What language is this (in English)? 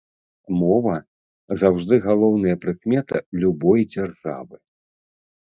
Belarusian